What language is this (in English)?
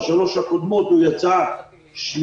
Hebrew